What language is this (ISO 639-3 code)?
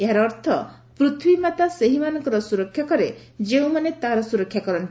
ori